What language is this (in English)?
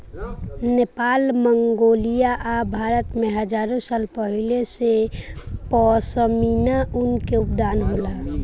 Bhojpuri